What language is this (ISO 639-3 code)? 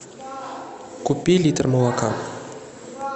rus